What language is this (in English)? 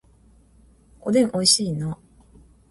Japanese